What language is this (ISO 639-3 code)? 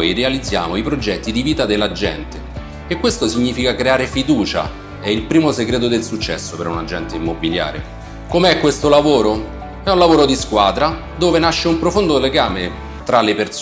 ita